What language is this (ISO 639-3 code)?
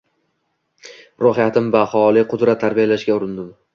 uzb